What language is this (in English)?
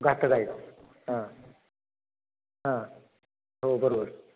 Marathi